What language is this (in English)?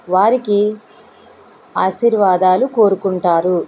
Telugu